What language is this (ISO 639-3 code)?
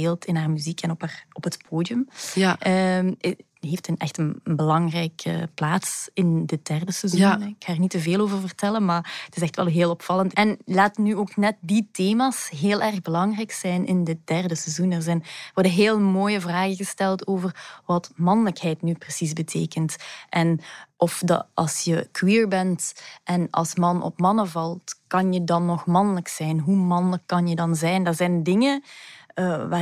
nld